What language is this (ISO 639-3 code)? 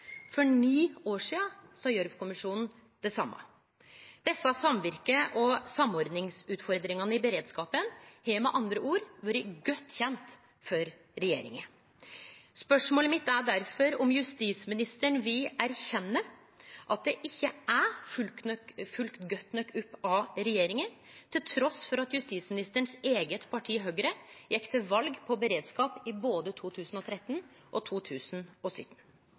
nno